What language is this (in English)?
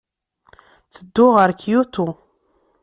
Kabyle